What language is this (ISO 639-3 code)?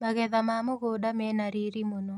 kik